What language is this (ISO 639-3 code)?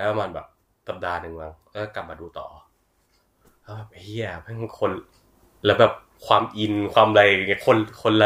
tha